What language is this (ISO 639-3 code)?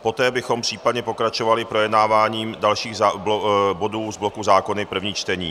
ces